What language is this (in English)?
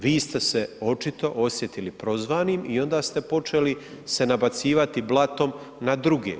Croatian